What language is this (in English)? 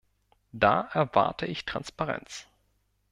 German